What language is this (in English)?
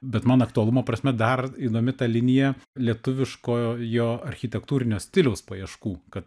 Lithuanian